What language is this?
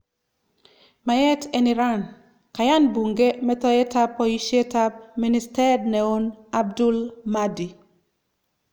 Kalenjin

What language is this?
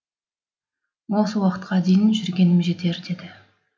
Kazakh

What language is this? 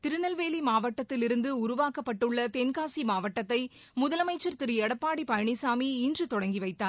Tamil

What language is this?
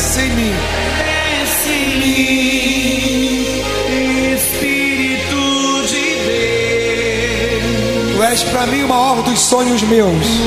Portuguese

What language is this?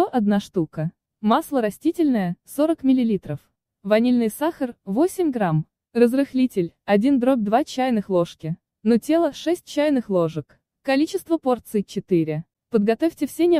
Russian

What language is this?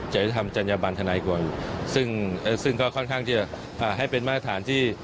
Thai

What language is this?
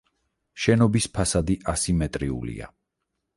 Georgian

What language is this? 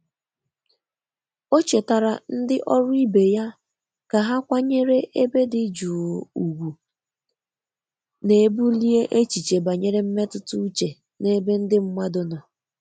Igbo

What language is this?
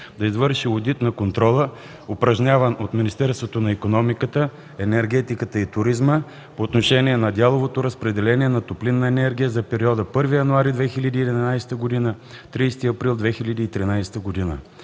Bulgarian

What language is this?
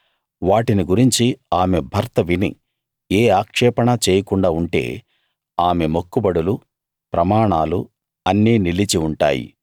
Telugu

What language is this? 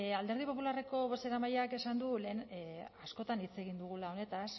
Basque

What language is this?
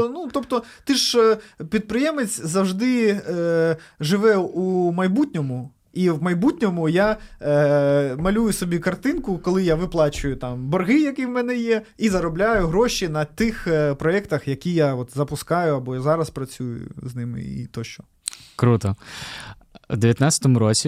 Ukrainian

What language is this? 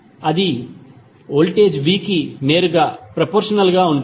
Telugu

